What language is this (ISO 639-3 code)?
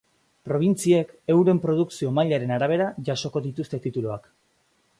eus